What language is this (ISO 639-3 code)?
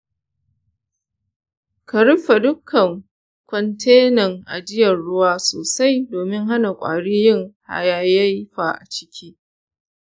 hau